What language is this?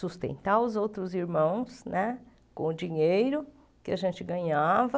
Portuguese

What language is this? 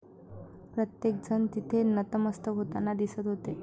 Marathi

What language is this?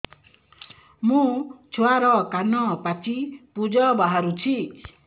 Odia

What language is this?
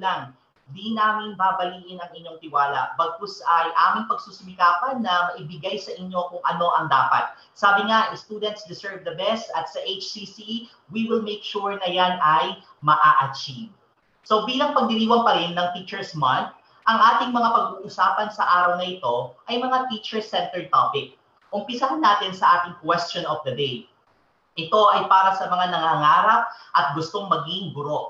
Filipino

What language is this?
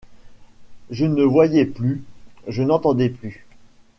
French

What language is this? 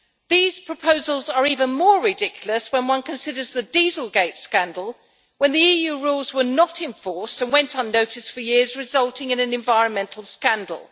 English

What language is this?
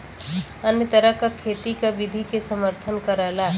Bhojpuri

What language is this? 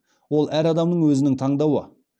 Kazakh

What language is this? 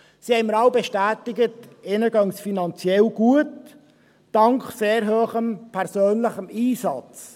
Swiss German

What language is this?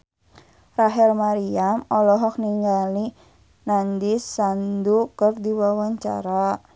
Sundanese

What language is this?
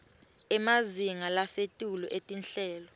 Swati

